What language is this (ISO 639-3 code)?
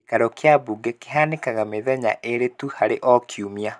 kik